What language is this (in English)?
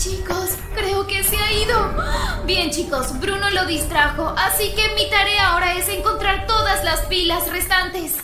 Spanish